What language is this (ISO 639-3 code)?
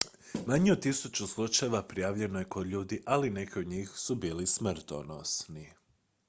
hrv